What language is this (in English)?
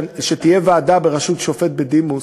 Hebrew